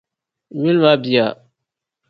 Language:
Dagbani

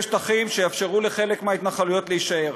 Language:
Hebrew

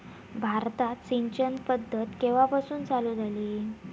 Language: Marathi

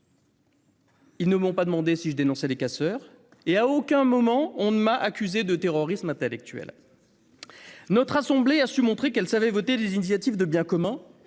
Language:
French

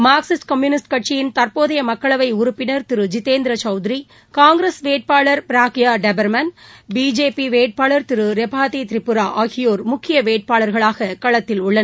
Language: Tamil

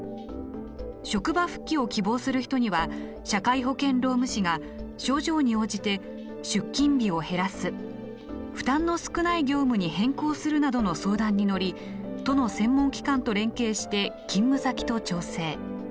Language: Japanese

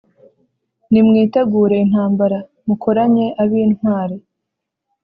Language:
Kinyarwanda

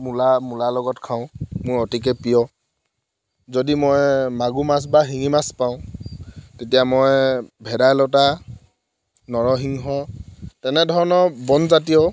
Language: Assamese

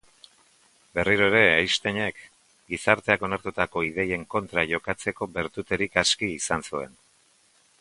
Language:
Basque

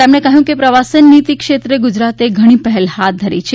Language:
Gujarati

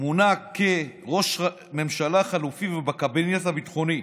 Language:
Hebrew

